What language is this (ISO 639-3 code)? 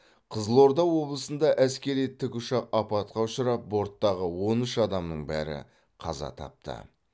kaz